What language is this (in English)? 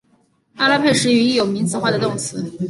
Chinese